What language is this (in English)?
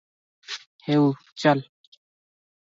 Odia